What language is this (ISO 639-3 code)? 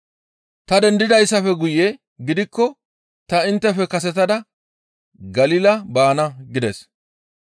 gmv